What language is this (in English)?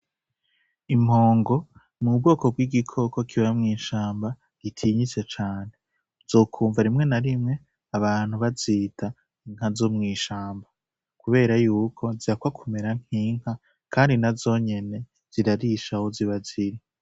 Rundi